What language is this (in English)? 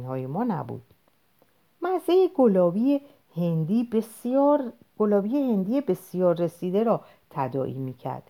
Persian